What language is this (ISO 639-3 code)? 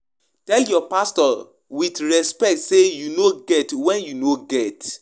pcm